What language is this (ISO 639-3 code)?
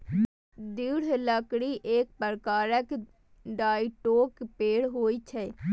mai